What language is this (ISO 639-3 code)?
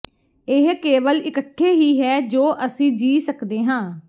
pan